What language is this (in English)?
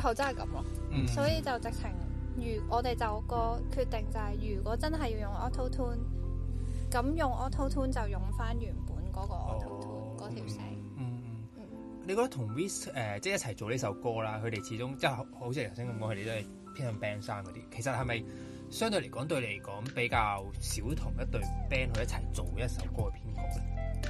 Chinese